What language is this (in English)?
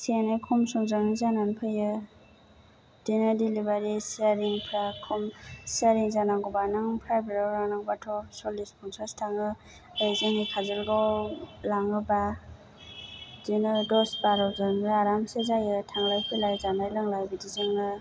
Bodo